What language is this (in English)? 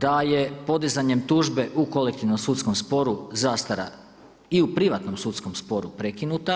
Croatian